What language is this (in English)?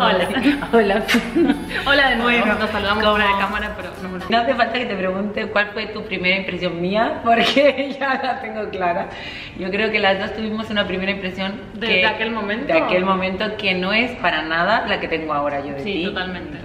Spanish